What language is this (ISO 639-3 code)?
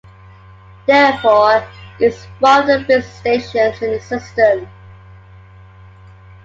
eng